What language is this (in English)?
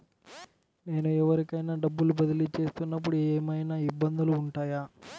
Telugu